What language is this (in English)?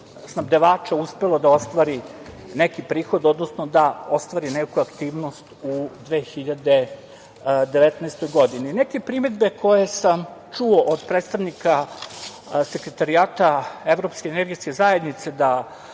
Serbian